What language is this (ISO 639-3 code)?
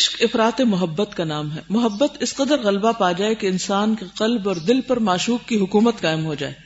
urd